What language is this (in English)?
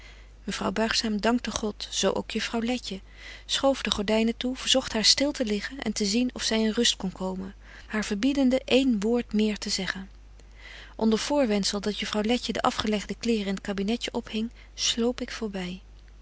Dutch